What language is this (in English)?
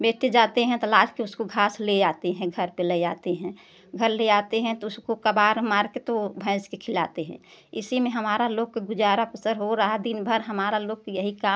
Hindi